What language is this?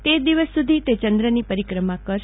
Gujarati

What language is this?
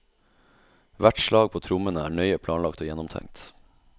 Norwegian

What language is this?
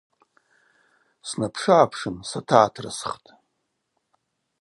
Abaza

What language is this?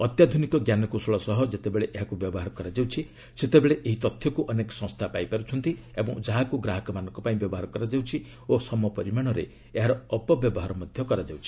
Odia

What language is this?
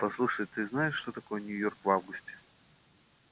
Russian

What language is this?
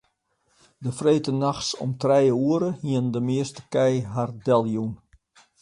Western Frisian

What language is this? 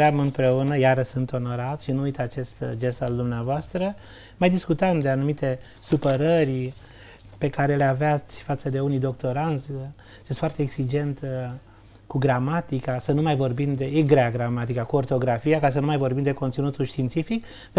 Romanian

